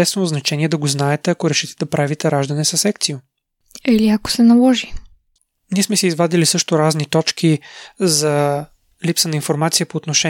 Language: Bulgarian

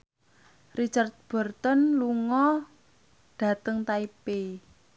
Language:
Javanese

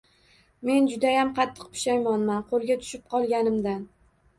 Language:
Uzbek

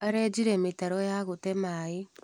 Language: Kikuyu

